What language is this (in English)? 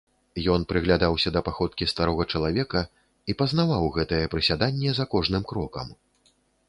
Belarusian